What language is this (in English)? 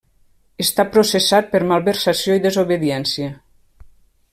Catalan